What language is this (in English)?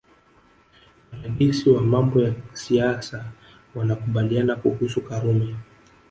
Swahili